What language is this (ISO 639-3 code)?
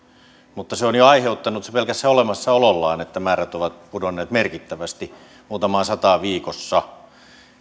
fin